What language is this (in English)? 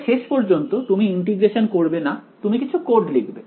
Bangla